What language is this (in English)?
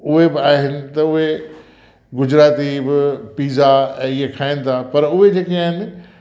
Sindhi